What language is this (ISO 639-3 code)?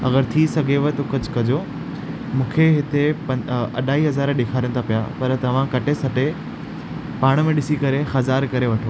snd